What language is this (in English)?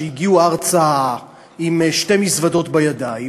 Hebrew